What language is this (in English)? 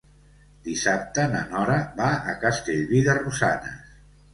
Catalan